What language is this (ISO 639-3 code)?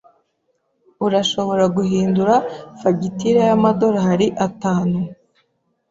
kin